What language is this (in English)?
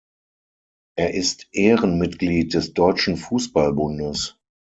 German